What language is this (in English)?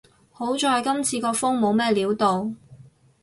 Cantonese